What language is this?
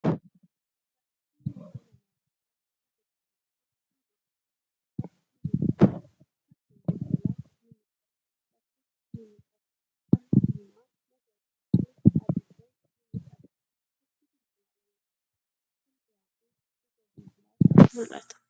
Oromo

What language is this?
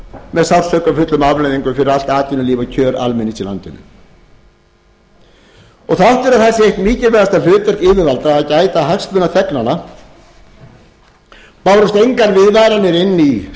Icelandic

